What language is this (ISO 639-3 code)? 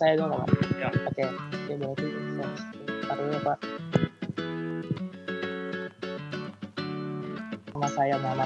ind